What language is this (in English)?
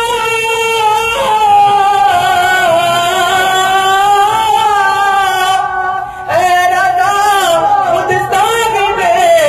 Arabic